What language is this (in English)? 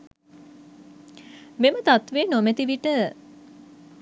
Sinhala